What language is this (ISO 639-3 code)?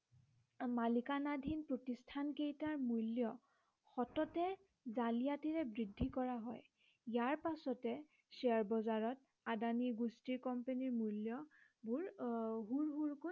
asm